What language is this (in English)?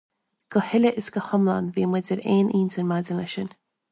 Irish